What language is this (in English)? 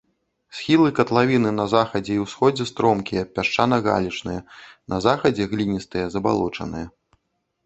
Belarusian